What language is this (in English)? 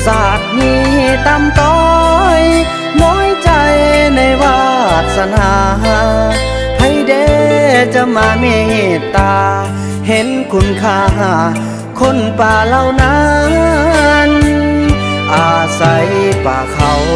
Thai